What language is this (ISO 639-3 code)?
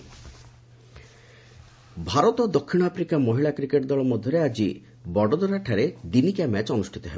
ori